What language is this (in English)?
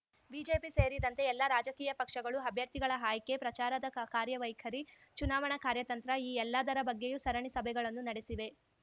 Kannada